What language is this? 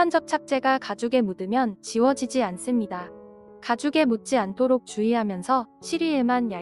Korean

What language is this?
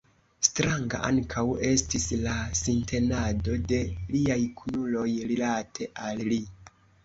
Esperanto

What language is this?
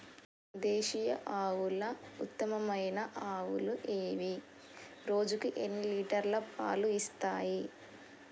Telugu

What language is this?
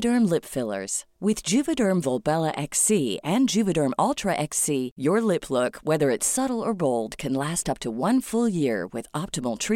Spanish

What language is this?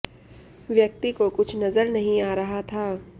Hindi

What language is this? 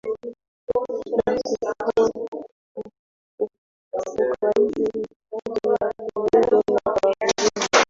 Swahili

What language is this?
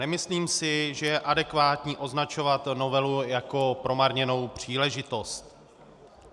Czech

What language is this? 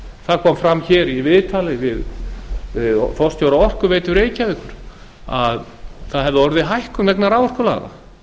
Icelandic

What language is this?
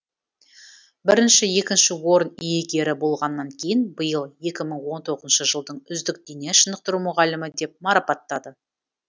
Kazakh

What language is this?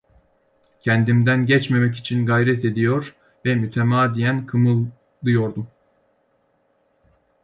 Turkish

